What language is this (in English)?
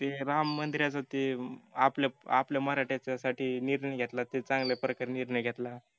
Marathi